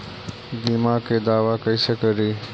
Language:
Magahi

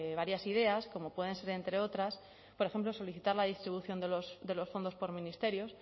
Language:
Spanish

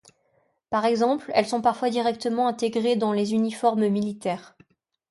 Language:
French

